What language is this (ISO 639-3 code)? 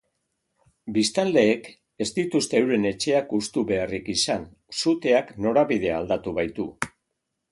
eus